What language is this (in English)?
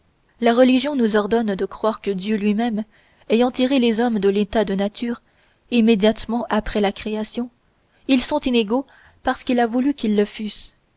French